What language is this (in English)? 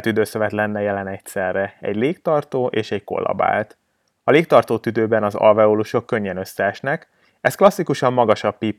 Hungarian